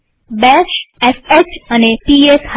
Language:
Gujarati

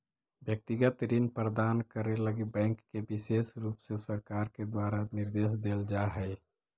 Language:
Magahi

